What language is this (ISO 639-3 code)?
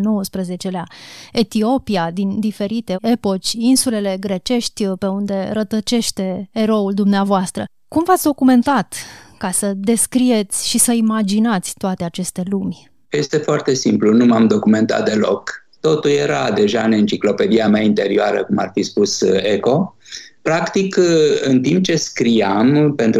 ron